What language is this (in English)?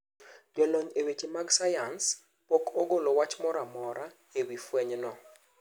Luo (Kenya and Tanzania)